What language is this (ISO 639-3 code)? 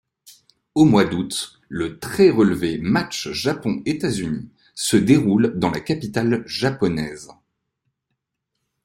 fra